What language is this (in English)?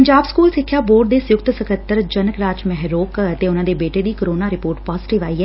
Punjabi